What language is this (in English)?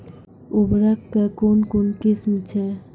Maithili